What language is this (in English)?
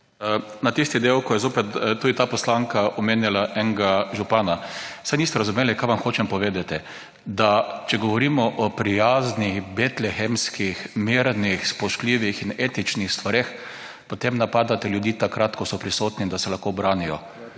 Slovenian